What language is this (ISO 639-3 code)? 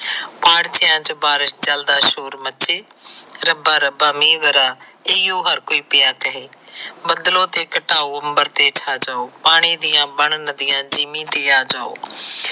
pan